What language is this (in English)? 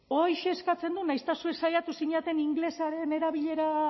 Basque